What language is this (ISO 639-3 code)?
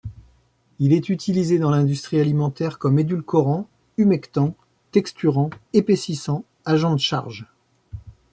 fra